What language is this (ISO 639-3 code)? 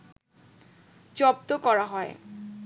ben